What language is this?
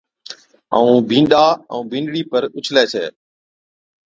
Od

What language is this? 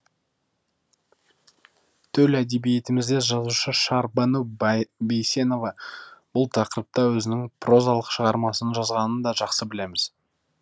Kazakh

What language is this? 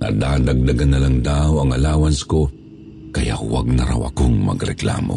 Filipino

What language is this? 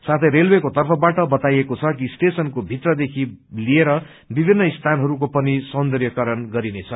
Nepali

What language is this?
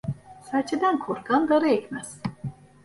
Turkish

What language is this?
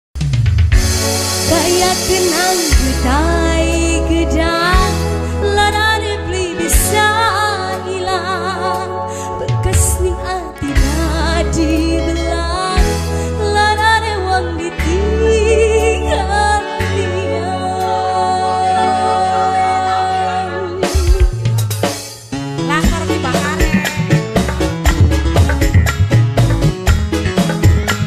Thai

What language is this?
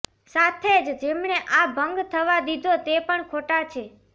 Gujarati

